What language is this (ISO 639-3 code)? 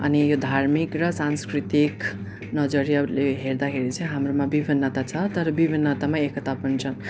nep